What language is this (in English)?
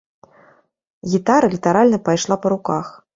Belarusian